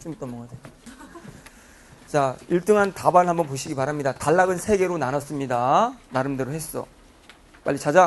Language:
Korean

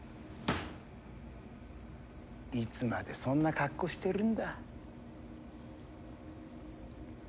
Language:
Japanese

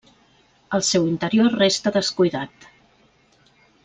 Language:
Catalan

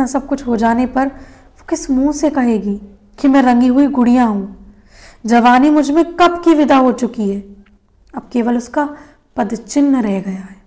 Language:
Hindi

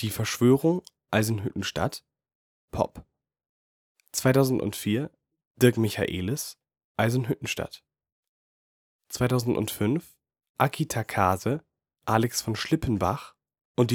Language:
German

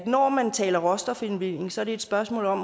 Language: Danish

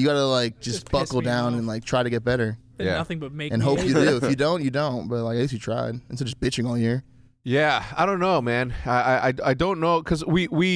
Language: English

